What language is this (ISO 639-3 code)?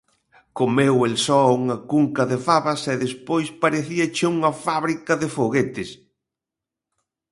glg